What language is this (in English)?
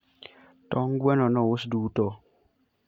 Luo (Kenya and Tanzania)